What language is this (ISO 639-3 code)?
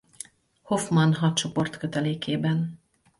hun